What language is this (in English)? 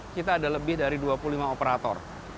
Indonesian